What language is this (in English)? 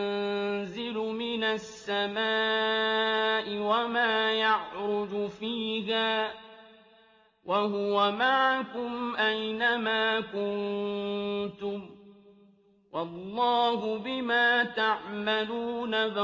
Arabic